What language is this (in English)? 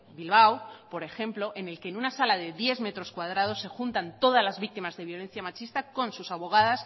Spanish